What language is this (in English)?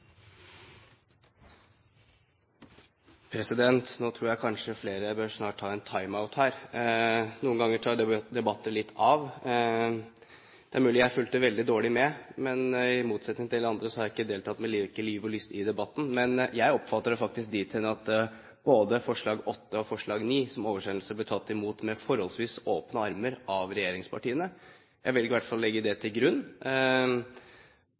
Norwegian Bokmål